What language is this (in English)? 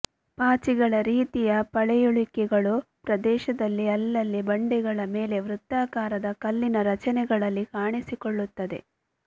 Kannada